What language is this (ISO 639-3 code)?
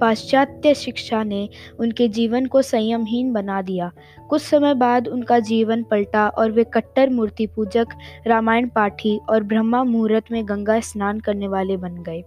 hin